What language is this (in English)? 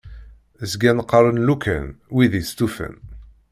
Kabyle